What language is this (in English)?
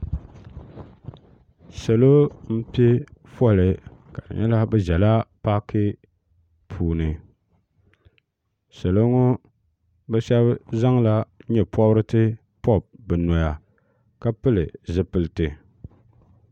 Dagbani